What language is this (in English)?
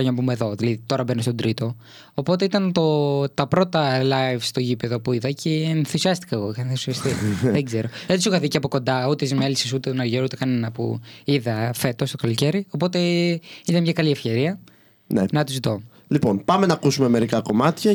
Greek